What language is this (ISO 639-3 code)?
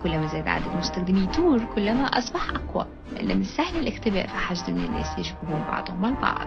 ara